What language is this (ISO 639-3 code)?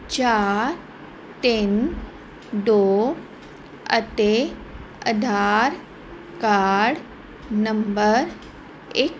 pan